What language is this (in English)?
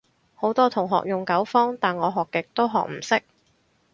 Cantonese